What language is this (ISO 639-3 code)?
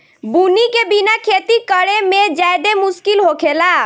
bho